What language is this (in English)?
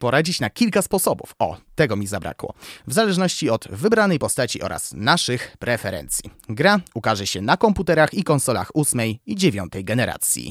Polish